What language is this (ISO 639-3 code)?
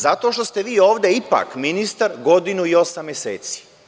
srp